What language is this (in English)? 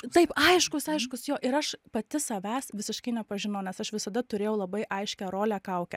Lithuanian